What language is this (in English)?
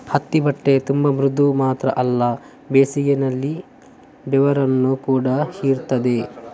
Kannada